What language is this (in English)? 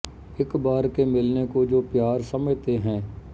Punjabi